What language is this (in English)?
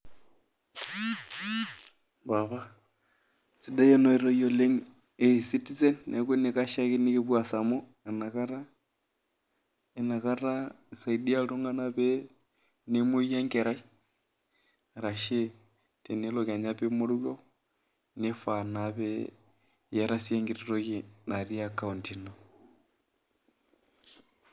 Masai